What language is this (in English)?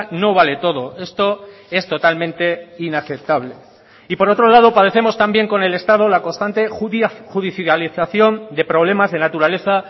Spanish